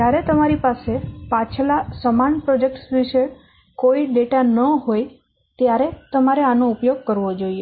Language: Gujarati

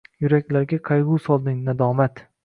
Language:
Uzbek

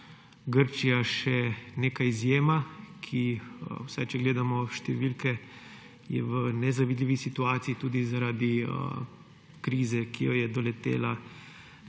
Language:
Slovenian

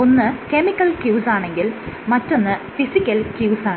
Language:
Malayalam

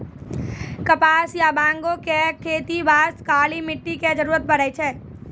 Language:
Maithili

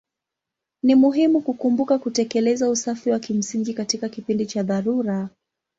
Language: Swahili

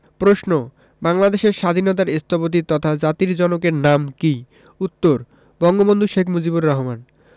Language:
Bangla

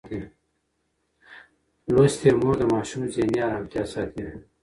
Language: Pashto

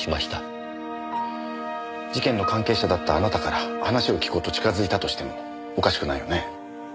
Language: Japanese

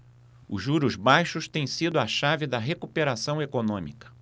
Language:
Portuguese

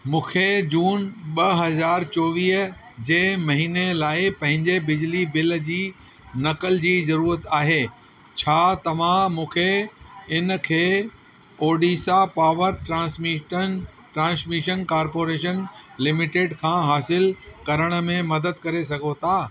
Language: Sindhi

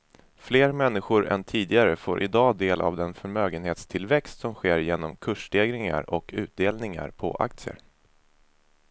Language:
Swedish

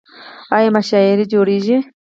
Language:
Pashto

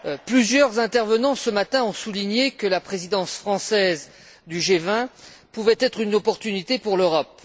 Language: French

